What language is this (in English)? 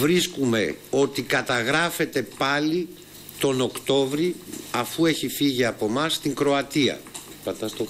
Greek